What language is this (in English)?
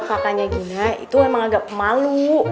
Indonesian